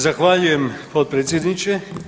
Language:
Croatian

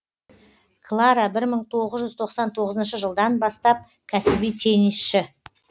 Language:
Kazakh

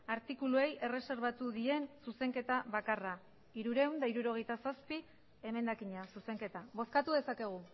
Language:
Basque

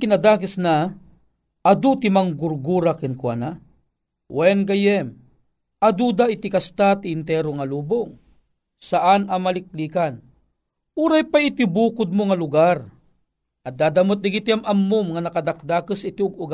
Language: Filipino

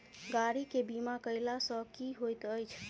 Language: Maithili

